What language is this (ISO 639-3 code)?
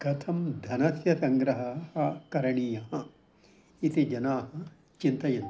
san